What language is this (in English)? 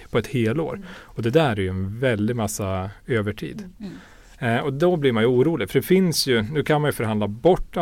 Swedish